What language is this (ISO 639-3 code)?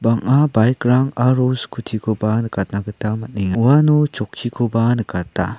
grt